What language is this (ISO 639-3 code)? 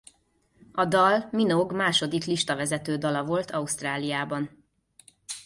hun